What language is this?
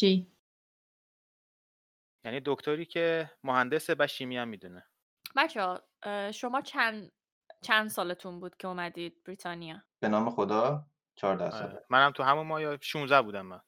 Persian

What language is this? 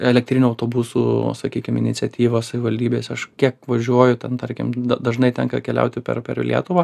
Lithuanian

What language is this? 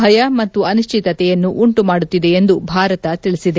Kannada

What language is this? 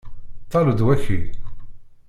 Kabyle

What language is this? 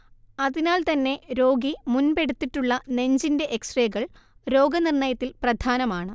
Malayalam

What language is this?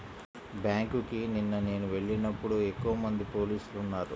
Telugu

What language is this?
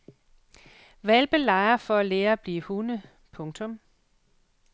Danish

